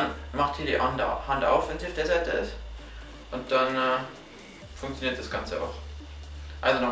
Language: German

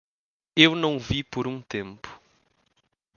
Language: Portuguese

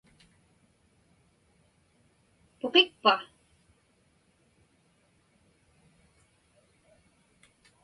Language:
Inupiaq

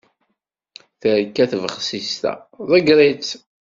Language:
Kabyle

